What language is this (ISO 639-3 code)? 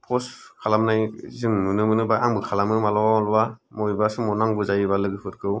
brx